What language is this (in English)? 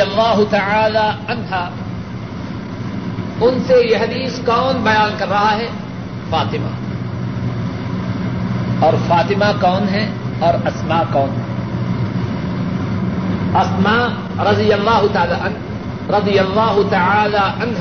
Urdu